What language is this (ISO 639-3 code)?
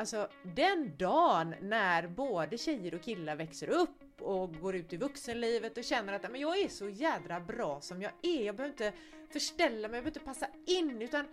swe